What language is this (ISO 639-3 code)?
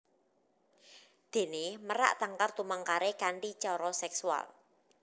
jav